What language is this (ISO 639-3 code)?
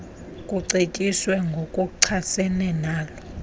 xho